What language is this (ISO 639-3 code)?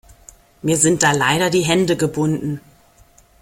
deu